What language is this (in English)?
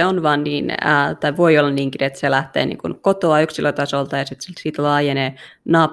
Finnish